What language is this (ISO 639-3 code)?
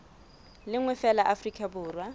sot